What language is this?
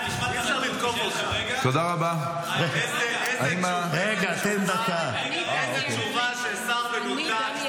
Hebrew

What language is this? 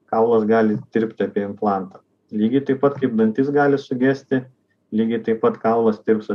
Lithuanian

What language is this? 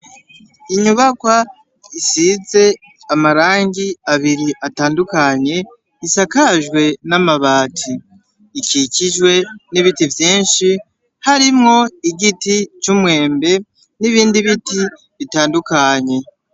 Rundi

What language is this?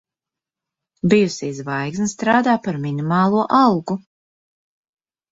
Latvian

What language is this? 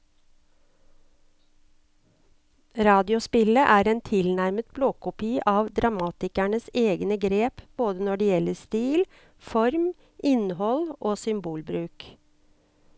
Norwegian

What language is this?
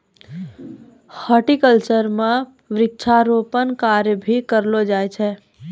Maithili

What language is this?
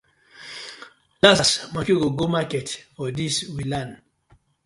Nigerian Pidgin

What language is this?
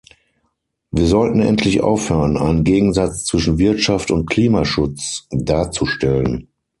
German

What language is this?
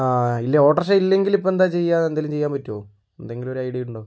Malayalam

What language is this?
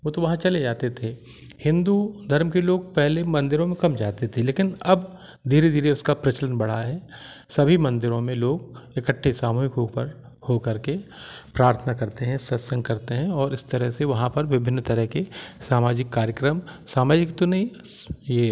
Hindi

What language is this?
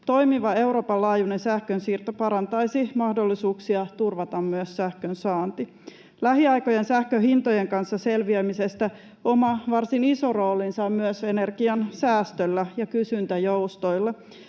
Finnish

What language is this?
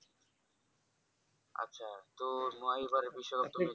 Bangla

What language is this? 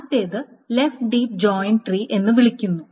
Malayalam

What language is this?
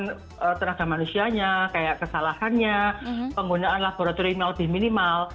Indonesian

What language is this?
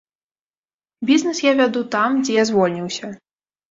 Belarusian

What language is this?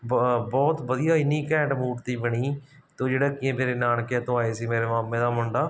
Punjabi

